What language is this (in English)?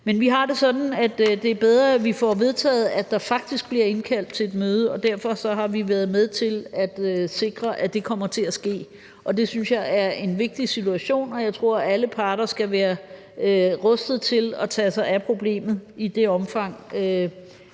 Danish